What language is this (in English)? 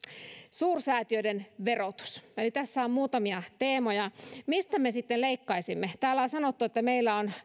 Finnish